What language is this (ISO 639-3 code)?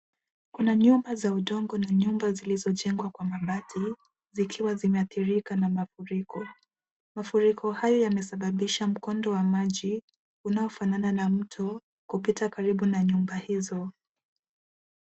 swa